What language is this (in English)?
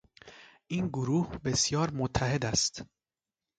Persian